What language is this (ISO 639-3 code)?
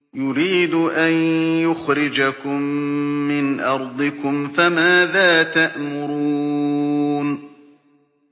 ara